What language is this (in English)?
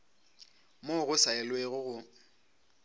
Northern Sotho